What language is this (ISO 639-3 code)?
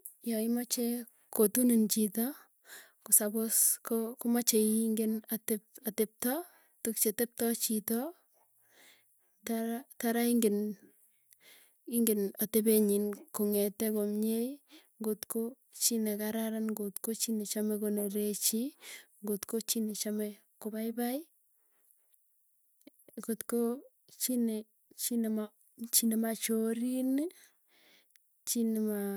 tuy